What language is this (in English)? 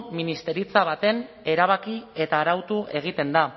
Basque